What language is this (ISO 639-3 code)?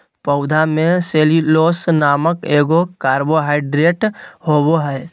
mag